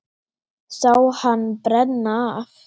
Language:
Icelandic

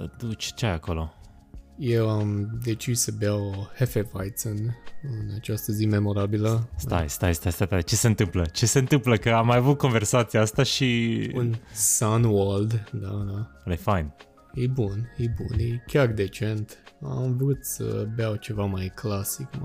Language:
Romanian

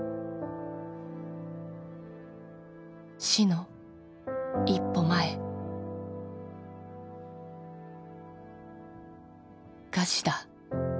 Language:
Japanese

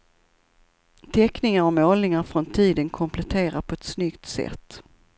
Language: Swedish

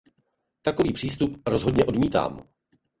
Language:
Czech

